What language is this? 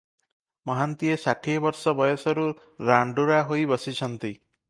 Odia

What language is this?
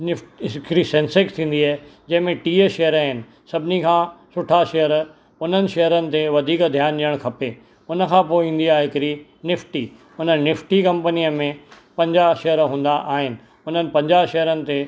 Sindhi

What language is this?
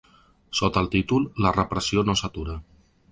Catalan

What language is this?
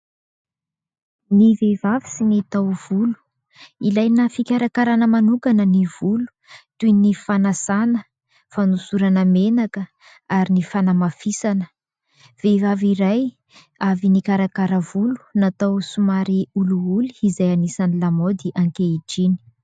Malagasy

